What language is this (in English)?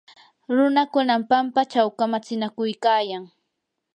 Yanahuanca Pasco Quechua